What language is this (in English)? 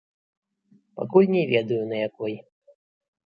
Belarusian